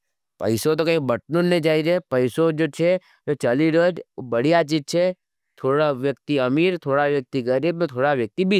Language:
Nimadi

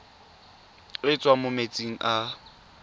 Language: Tswana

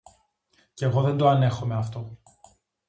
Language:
Greek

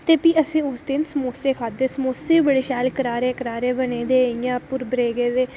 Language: Dogri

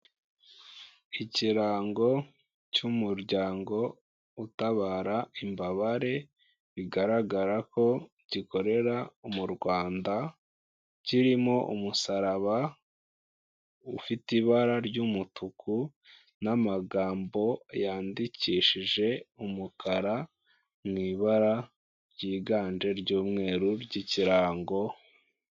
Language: Kinyarwanda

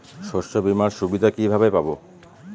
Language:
Bangla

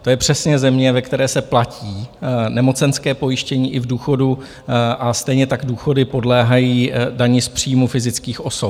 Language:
Czech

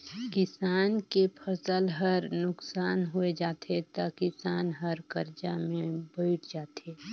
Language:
Chhattisgarhi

